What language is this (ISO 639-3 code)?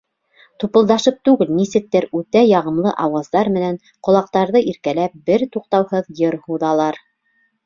bak